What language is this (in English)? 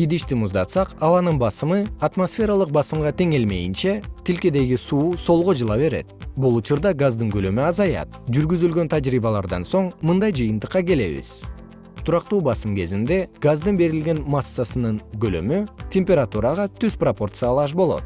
Kyrgyz